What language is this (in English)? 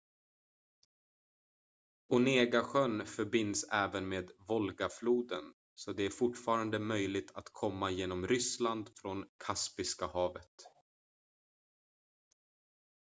Swedish